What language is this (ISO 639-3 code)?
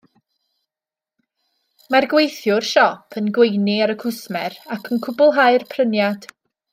cym